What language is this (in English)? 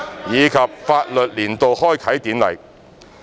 Cantonese